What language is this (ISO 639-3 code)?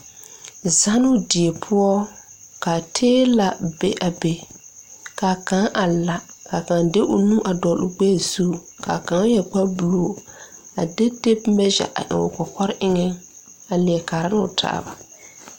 dga